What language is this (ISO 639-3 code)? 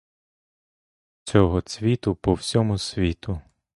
ukr